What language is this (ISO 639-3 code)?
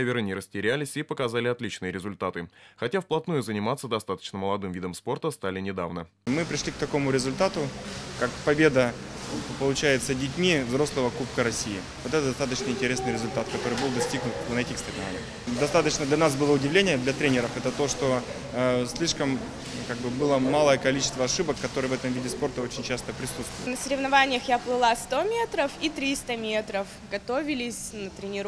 rus